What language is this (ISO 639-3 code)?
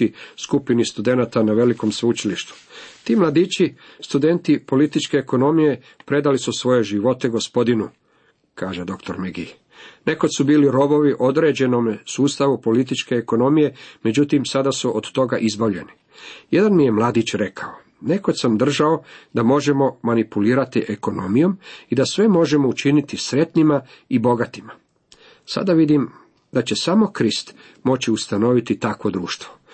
hrv